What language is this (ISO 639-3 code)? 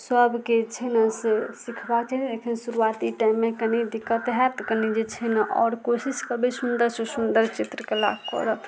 mai